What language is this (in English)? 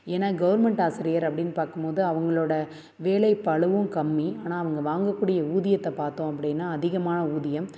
Tamil